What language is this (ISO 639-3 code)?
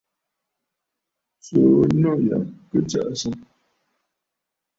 bfd